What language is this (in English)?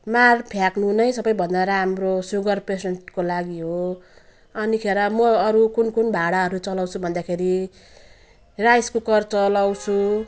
Nepali